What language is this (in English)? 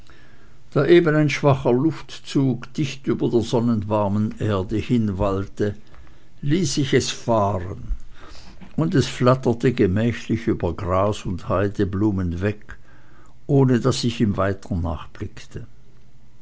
German